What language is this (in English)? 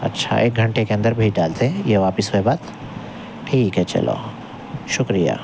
Urdu